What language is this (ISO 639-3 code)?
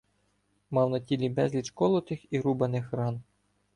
ukr